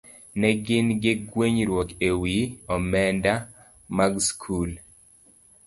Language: Luo (Kenya and Tanzania)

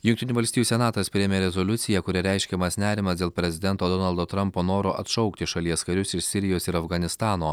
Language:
Lithuanian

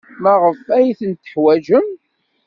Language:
Kabyle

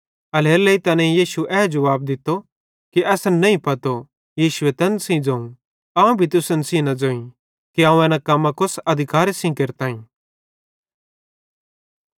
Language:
Bhadrawahi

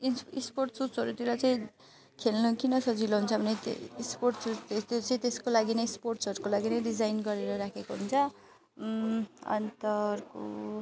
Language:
Nepali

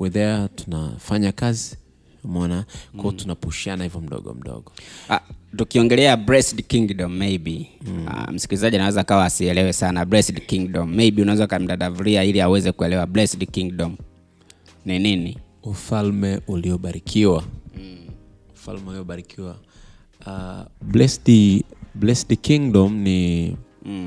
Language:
Swahili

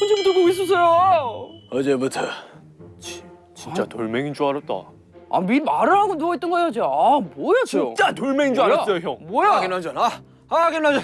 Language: Korean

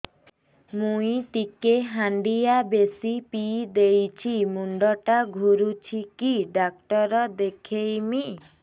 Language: Odia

